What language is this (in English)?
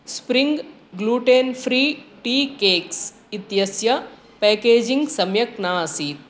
Sanskrit